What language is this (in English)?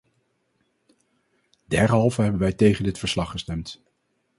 Dutch